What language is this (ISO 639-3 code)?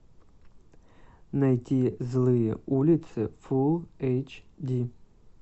rus